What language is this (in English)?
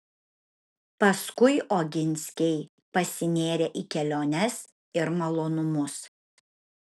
Lithuanian